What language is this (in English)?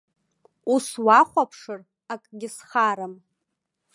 Abkhazian